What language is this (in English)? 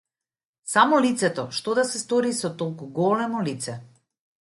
Macedonian